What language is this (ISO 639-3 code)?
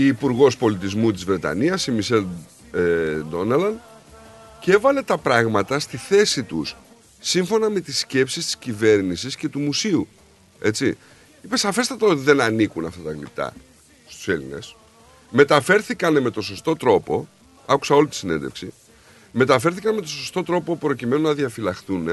ell